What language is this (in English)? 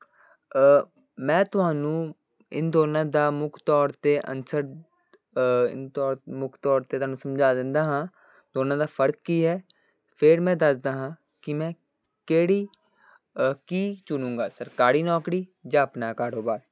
Punjabi